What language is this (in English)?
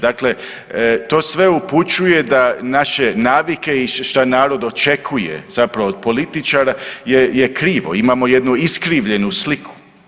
Croatian